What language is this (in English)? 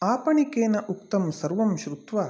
Sanskrit